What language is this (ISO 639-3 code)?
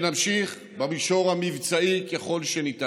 heb